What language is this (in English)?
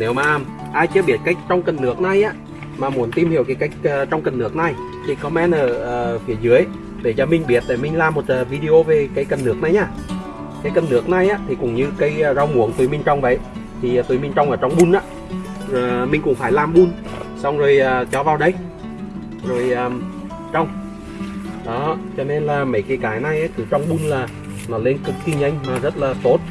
Vietnamese